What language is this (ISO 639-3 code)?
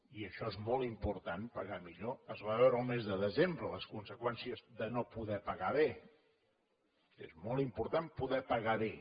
cat